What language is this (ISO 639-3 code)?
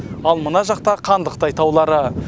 kaz